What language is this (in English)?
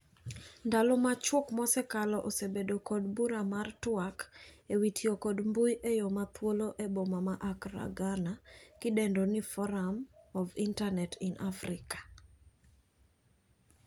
Luo (Kenya and Tanzania)